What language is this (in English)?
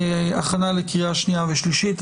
Hebrew